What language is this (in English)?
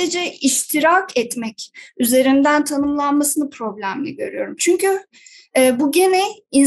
Turkish